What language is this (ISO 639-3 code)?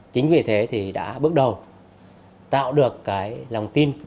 vie